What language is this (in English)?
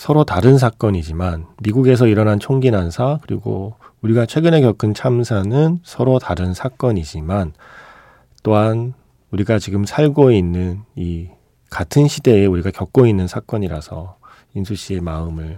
Korean